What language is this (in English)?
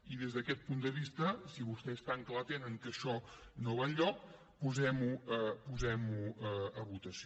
Catalan